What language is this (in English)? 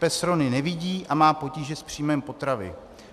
Czech